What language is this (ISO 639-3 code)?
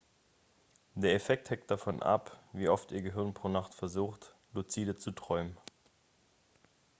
deu